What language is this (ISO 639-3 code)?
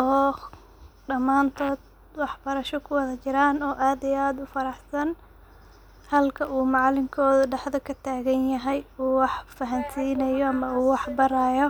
som